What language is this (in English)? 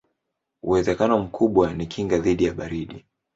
Swahili